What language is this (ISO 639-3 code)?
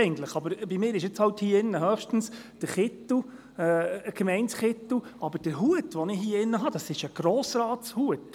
gsw